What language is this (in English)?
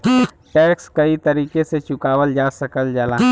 Bhojpuri